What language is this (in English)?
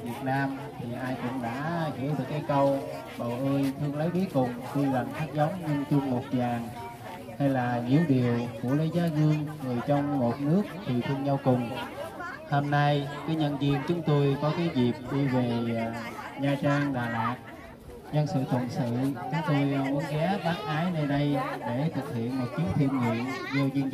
Vietnamese